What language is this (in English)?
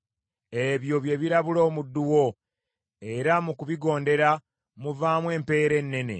Ganda